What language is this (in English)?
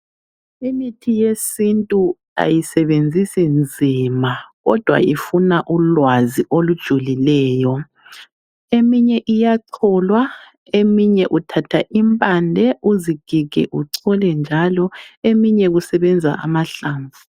North Ndebele